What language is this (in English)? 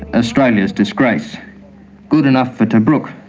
English